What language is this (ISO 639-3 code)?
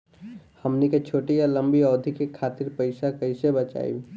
bho